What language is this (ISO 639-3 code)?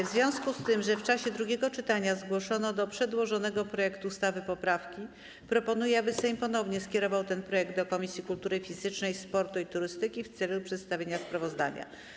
pol